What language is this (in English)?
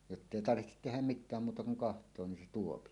Finnish